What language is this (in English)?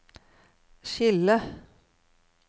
Norwegian